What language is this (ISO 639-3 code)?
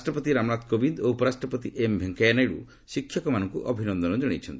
ori